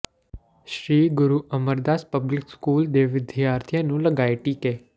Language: Punjabi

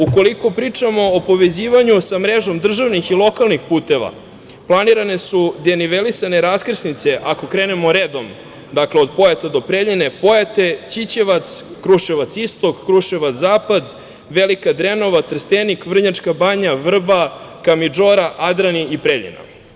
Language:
Serbian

